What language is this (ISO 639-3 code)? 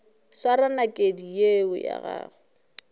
nso